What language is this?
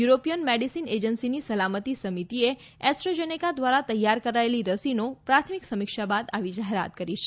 Gujarati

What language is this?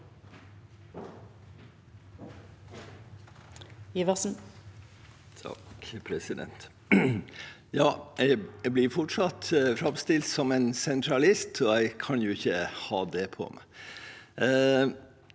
Norwegian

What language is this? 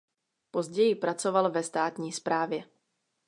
Czech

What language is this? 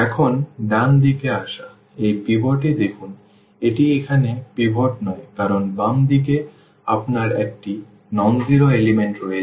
Bangla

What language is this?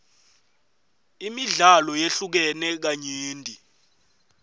Swati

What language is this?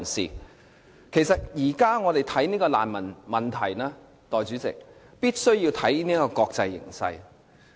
Cantonese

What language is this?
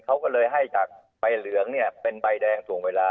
Thai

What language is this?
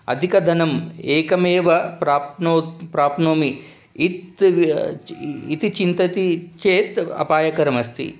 Sanskrit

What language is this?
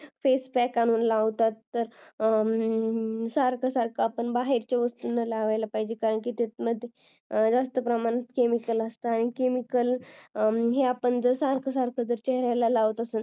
Marathi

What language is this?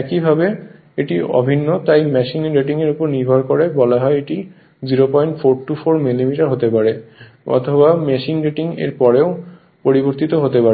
Bangla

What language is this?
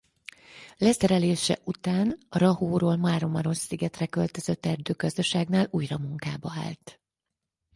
Hungarian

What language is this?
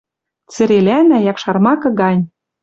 Western Mari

